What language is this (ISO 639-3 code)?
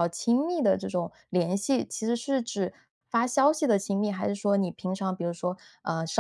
zho